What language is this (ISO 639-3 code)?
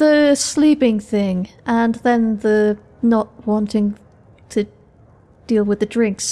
eng